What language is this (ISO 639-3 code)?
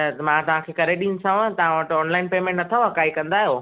snd